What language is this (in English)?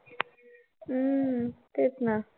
Marathi